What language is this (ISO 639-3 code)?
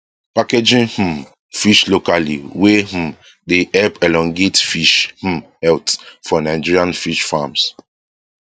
pcm